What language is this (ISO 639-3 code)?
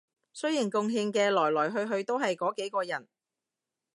yue